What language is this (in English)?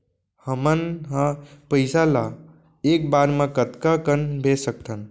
Chhattisgarhi